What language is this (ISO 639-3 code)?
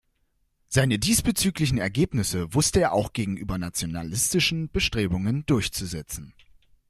deu